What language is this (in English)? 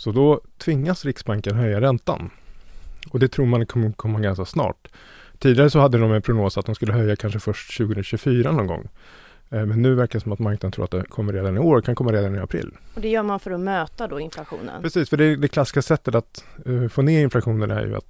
Swedish